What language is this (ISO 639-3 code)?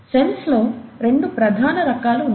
tel